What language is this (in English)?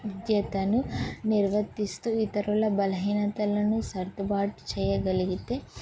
Telugu